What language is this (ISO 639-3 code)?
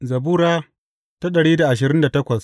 hau